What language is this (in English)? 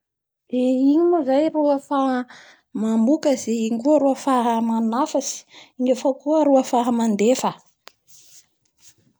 Bara Malagasy